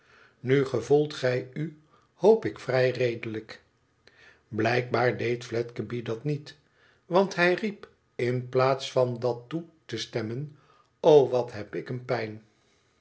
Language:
Dutch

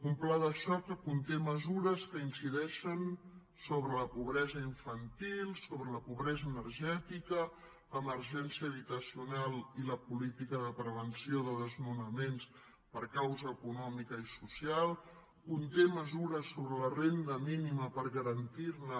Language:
Catalan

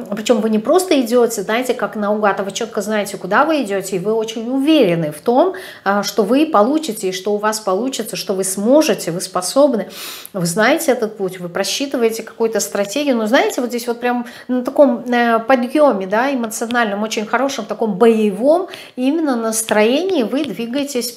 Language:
Russian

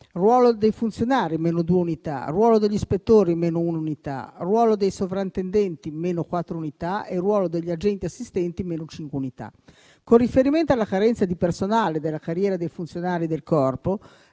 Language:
Italian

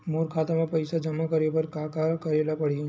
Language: Chhattisgarhi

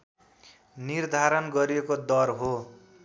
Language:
Nepali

